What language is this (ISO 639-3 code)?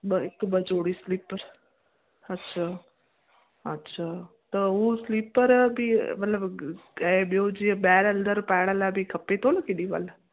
snd